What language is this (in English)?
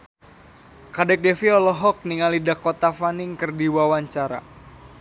Sundanese